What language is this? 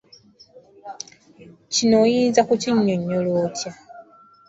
Ganda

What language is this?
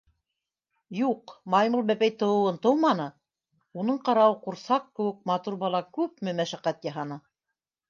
Bashkir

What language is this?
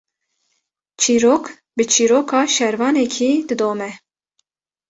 Kurdish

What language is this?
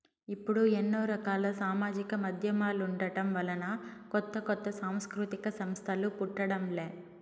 Telugu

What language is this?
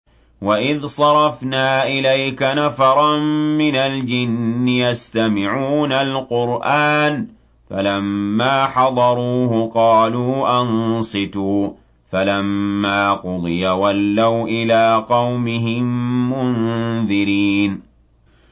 Arabic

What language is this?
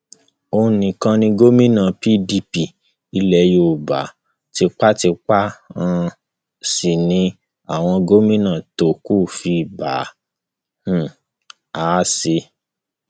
Yoruba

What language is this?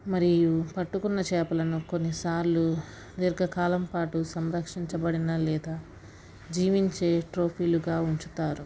Telugu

